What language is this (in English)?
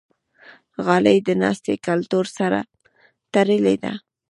Pashto